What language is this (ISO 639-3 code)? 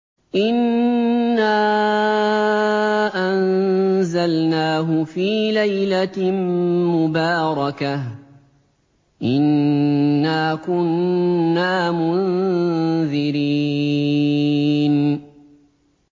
ara